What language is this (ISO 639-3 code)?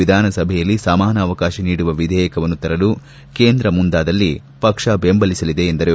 kan